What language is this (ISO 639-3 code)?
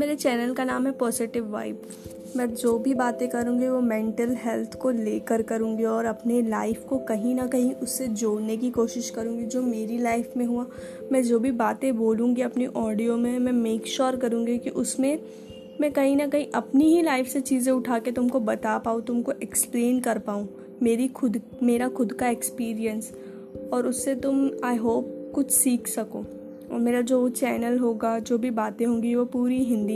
hin